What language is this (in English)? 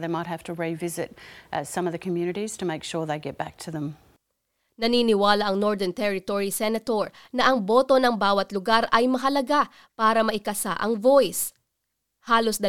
Filipino